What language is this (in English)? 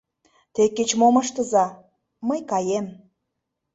Mari